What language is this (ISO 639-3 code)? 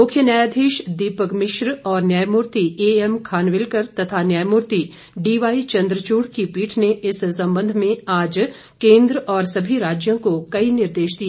hin